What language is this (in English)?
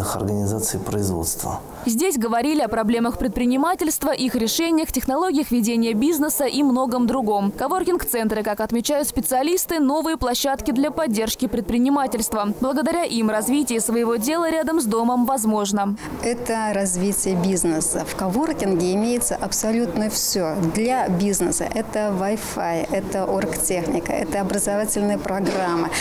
Russian